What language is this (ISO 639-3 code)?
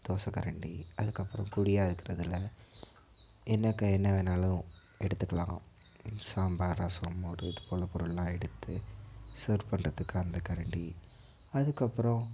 tam